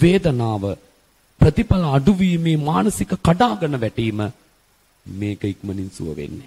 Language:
Indonesian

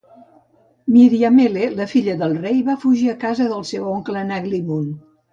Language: Catalan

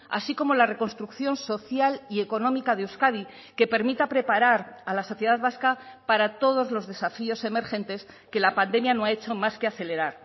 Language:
Spanish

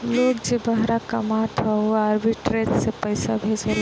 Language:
Bhojpuri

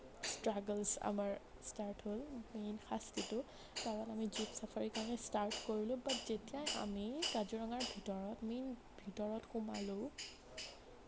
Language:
Assamese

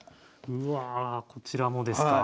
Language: Japanese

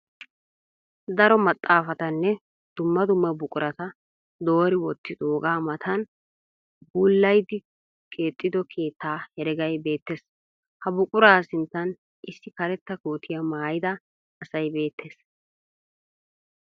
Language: Wolaytta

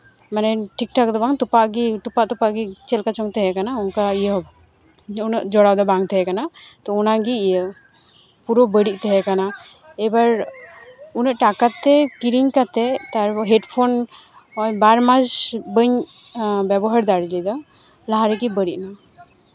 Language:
Santali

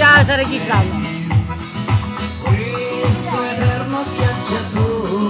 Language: Italian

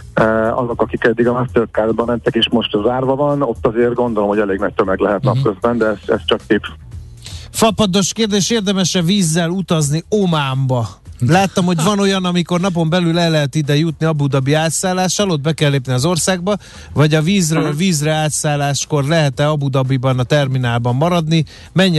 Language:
Hungarian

